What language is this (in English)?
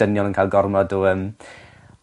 Welsh